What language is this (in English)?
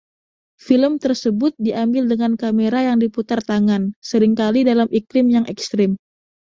Indonesian